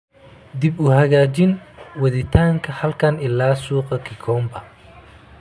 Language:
Somali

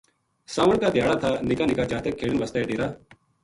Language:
Gujari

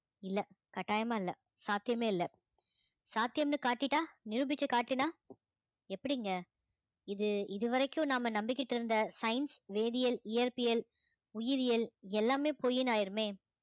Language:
Tamil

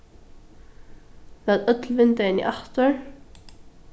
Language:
Faroese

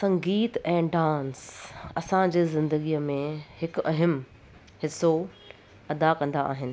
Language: Sindhi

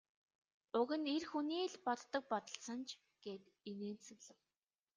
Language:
Mongolian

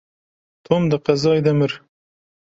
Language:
Kurdish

